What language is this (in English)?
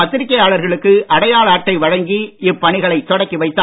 Tamil